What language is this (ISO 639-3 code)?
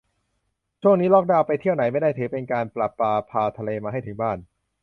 tha